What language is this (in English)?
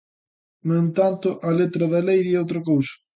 Galician